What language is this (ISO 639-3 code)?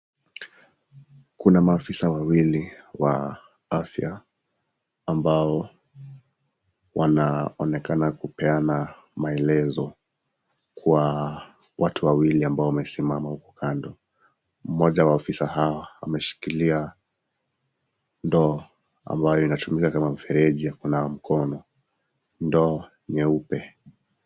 swa